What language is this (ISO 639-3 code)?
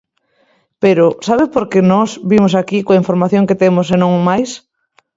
glg